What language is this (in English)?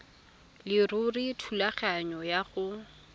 Tswana